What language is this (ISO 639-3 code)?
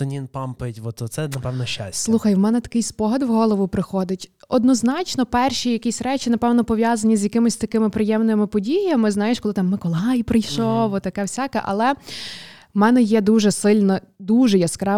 ukr